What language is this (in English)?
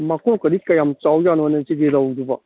Manipuri